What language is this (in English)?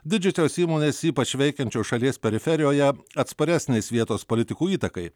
Lithuanian